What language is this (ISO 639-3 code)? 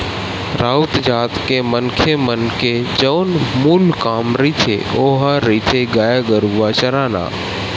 hne